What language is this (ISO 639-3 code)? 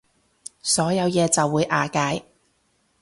yue